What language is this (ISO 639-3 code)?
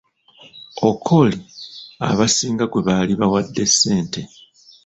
lug